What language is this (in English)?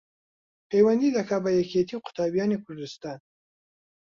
Central Kurdish